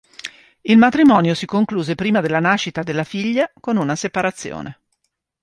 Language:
Italian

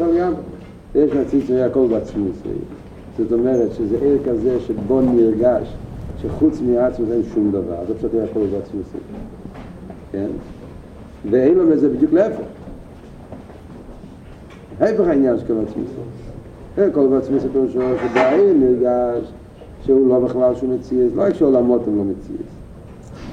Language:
Hebrew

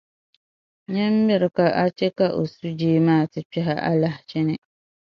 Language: Dagbani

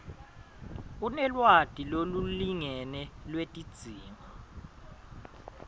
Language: Swati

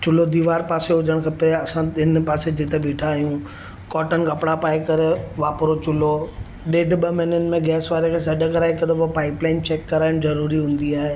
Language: Sindhi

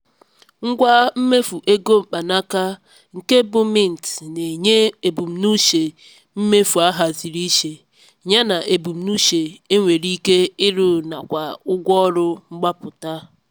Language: Igbo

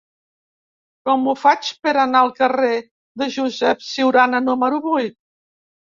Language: Catalan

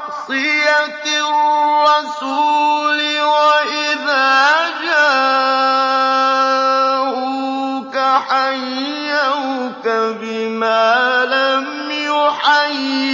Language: Arabic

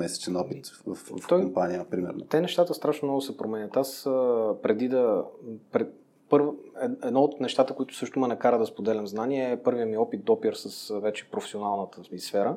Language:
Bulgarian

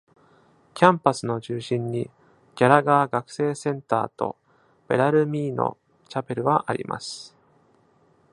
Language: Japanese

